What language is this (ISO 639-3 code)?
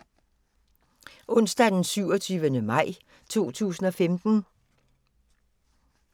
dan